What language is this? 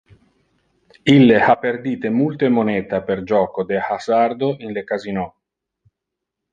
Interlingua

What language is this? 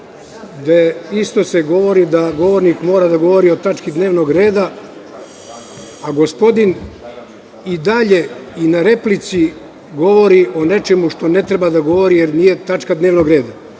Serbian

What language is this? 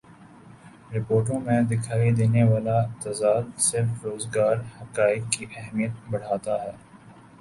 Urdu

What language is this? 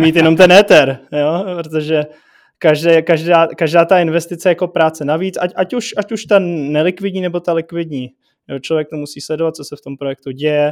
Czech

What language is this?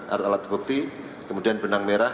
Indonesian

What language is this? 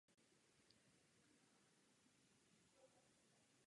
Czech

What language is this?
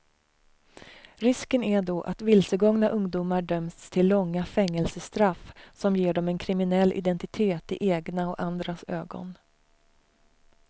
Swedish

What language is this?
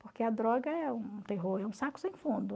Portuguese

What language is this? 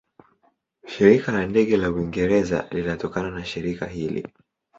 Swahili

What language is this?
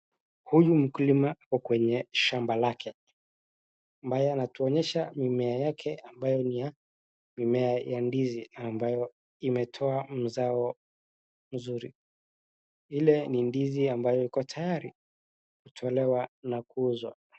Swahili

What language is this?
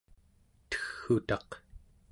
Central Yupik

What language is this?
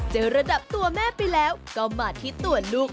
Thai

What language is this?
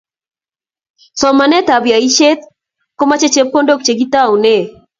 Kalenjin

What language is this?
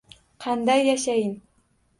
Uzbek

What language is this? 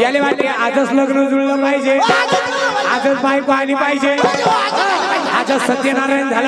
Indonesian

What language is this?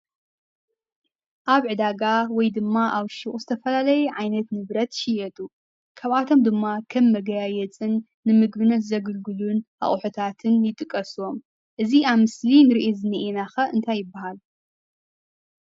Tigrinya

